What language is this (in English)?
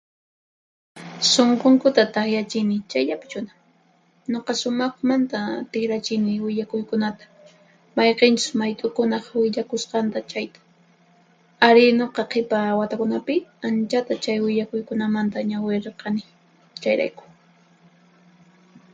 Puno Quechua